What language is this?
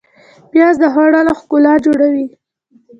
Pashto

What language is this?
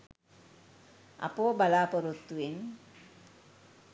Sinhala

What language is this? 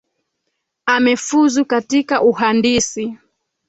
Swahili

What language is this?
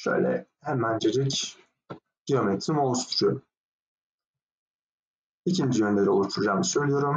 Turkish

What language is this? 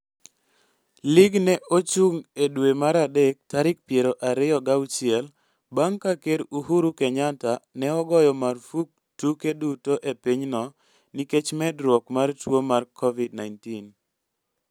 Luo (Kenya and Tanzania)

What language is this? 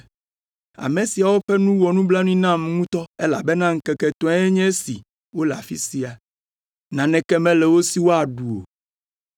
Ewe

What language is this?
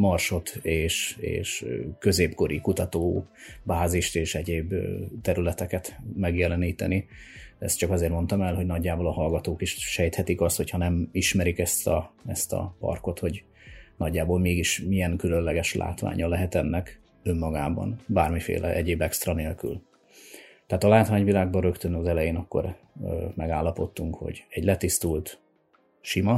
Hungarian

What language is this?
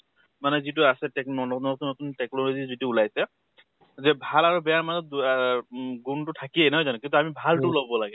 Assamese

